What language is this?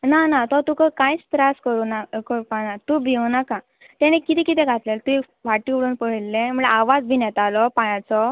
Konkani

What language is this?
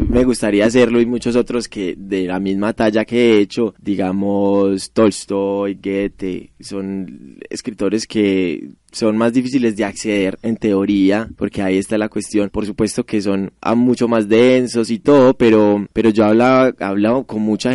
Spanish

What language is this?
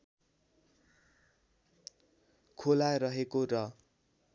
Nepali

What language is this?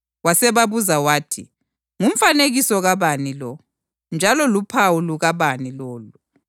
North Ndebele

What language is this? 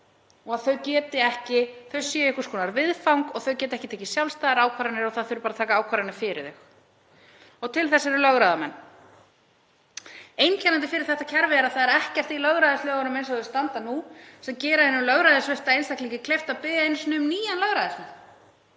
Icelandic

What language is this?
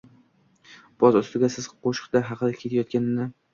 Uzbek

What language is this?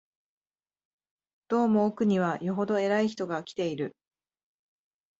Japanese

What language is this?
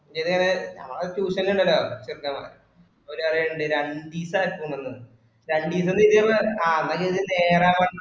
Malayalam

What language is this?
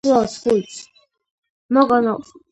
Georgian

